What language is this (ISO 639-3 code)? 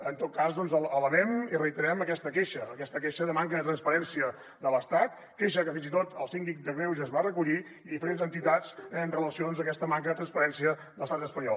cat